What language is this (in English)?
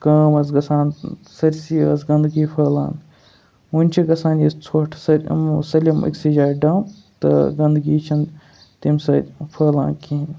Kashmiri